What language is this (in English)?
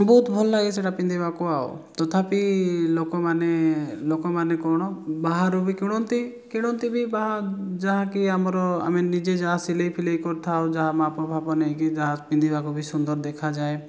Odia